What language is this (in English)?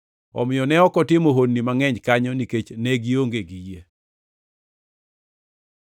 Luo (Kenya and Tanzania)